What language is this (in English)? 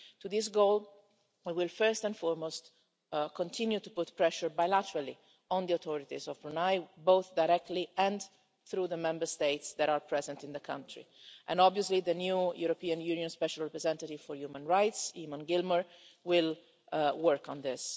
English